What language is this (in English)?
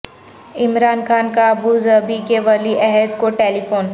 Urdu